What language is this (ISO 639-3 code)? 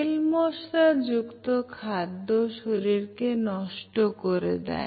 ben